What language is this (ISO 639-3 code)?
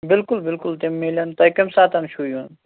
kas